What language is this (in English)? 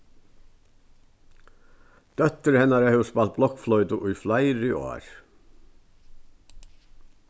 Faroese